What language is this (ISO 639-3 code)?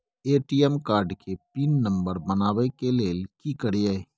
mai